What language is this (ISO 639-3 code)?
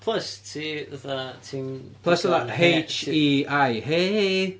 cym